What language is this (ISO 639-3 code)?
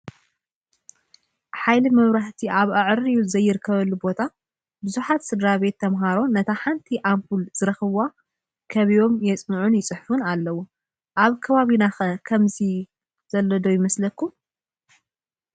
tir